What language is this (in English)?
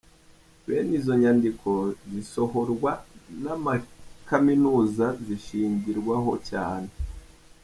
Kinyarwanda